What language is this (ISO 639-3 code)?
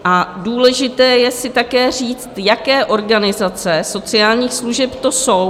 ces